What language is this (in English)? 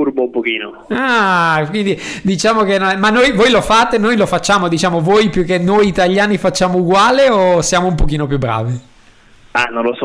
Italian